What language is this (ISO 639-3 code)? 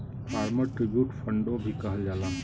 bho